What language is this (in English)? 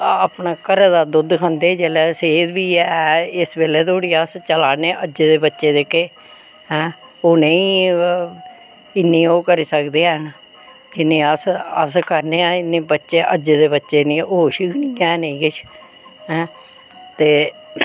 Dogri